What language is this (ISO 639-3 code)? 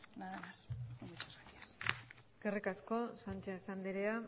eus